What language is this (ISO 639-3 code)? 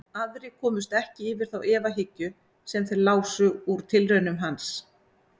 isl